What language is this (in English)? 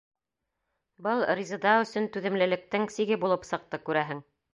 Bashkir